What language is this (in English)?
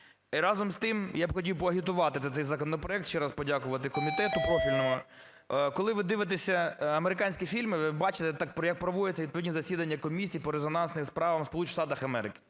Ukrainian